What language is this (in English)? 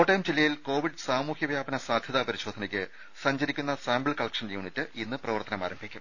Malayalam